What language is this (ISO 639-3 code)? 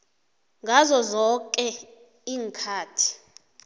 nbl